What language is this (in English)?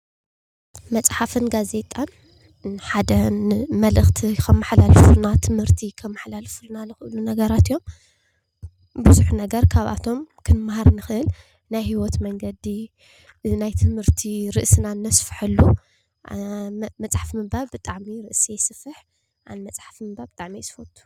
Tigrinya